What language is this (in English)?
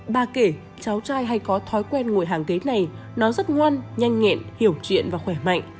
Vietnamese